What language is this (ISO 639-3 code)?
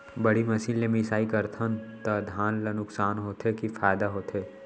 hne